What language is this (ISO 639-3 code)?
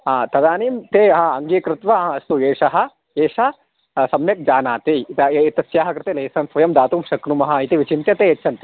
san